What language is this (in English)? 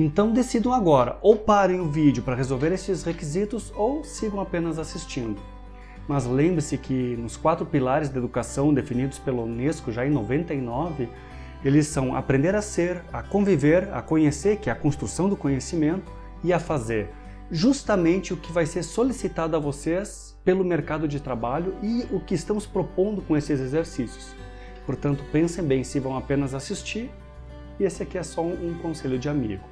Portuguese